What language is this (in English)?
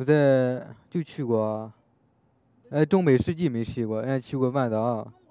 Chinese